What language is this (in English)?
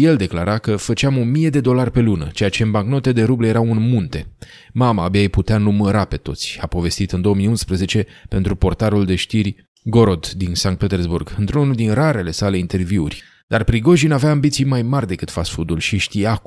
Romanian